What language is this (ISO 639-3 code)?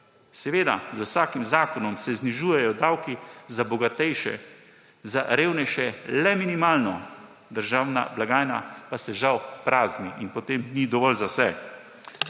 slv